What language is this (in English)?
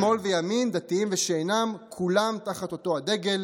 Hebrew